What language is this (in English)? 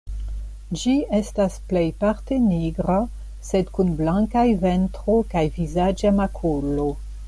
Esperanto